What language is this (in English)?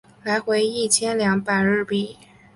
Chinese